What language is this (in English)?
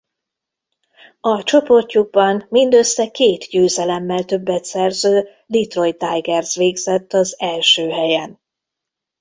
Hungarian